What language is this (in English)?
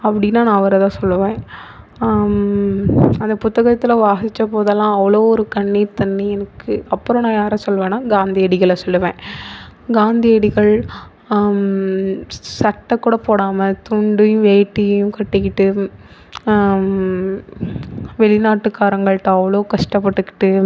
Tamil